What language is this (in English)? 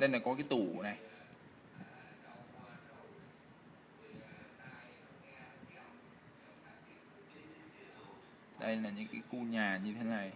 Vietnamese